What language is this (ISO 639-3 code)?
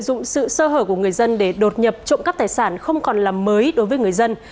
vie